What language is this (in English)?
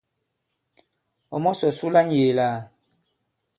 Bankon